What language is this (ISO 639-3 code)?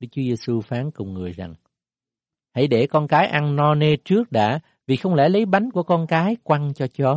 vie